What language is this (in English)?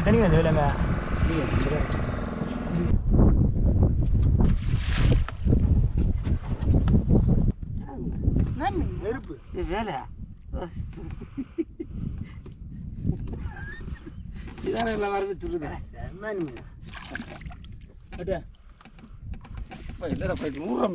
Indonesian